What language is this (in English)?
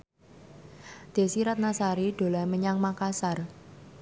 Javanese